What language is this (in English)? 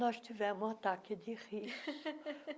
Portuguese